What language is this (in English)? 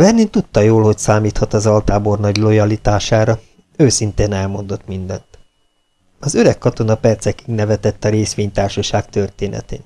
Hungarian